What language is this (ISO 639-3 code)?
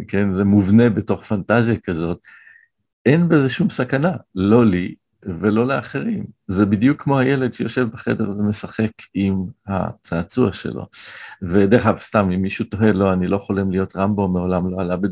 heb